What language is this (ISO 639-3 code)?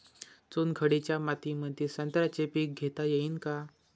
mar